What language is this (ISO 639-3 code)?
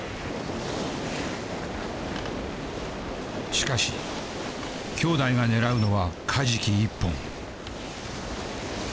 jpn